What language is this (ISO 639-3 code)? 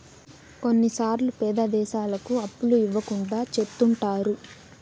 tel